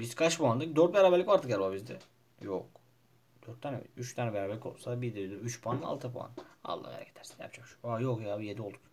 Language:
Turkish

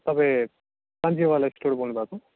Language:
Nepali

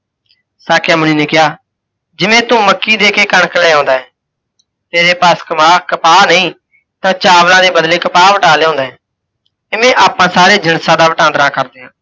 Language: Punjabi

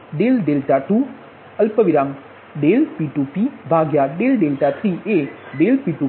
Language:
Gujarati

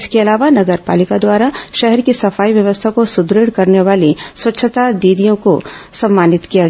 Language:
Hindi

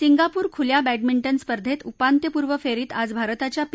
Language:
Marathi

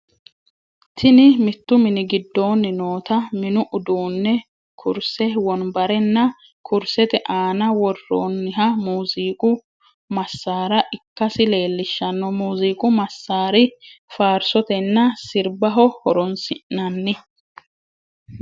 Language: Sidamo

